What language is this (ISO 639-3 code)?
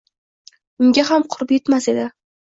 uzb